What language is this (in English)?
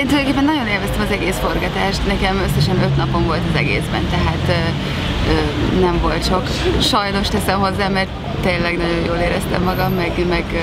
Hungarian